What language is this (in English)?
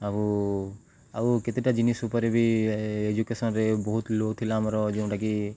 Odia